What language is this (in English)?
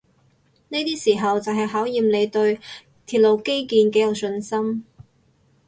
Cantonese